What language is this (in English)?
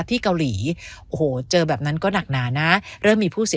Thai